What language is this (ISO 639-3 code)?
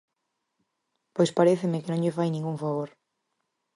glg